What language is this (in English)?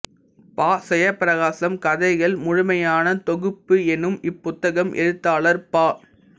Tamil